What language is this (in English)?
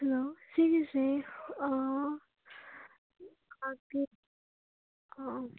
Manipuri